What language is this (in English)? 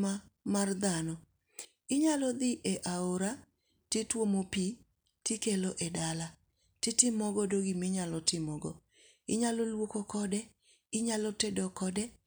Luo (Kenya and Tanzania)